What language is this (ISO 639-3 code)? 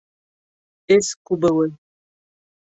bak